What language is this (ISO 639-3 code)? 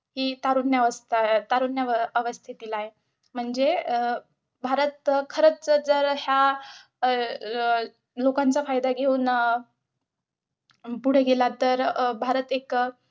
mar